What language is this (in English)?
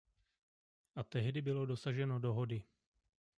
Czech